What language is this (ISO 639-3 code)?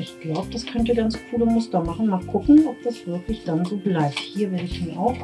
deu